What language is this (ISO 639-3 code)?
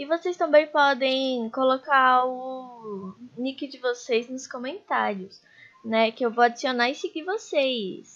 por